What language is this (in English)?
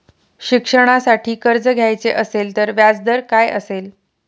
Marathi